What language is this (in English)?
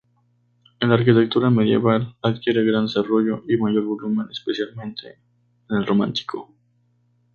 Spanish